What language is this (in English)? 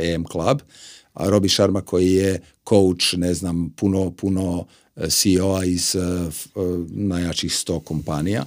Croatian